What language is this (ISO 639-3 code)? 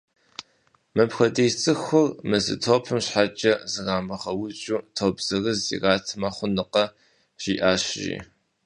kbd